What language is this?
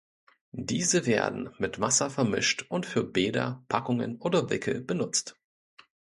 German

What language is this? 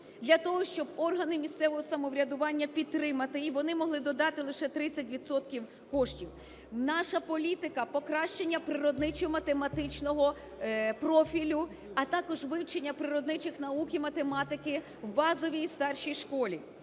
Ukrainian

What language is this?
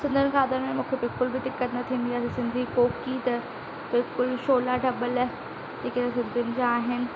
Sindhi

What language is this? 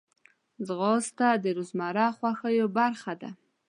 Pashto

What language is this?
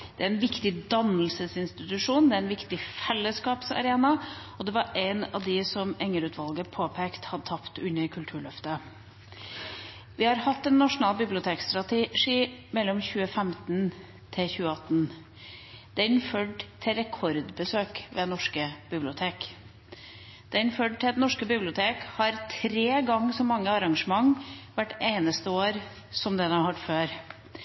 Norwegian Bokmål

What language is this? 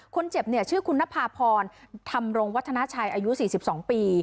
Thai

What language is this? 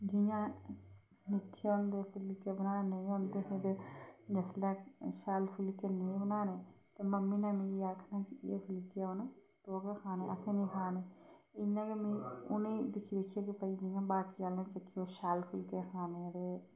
Dogri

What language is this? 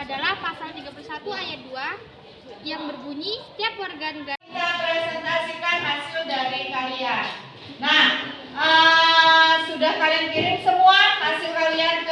Indonesian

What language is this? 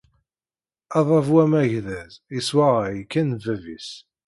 Kabyle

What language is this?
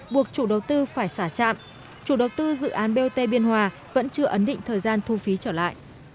Vietnamese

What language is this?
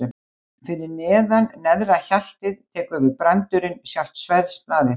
Icelandic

